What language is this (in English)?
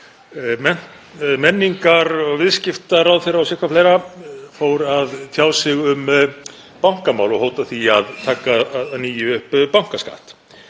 Icelandic